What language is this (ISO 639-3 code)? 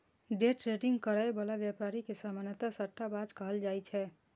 mai